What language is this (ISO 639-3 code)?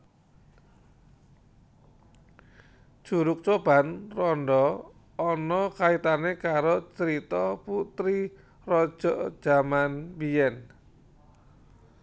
jav